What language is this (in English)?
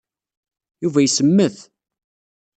Kabyle